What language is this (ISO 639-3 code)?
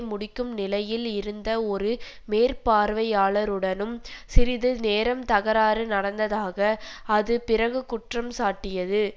tam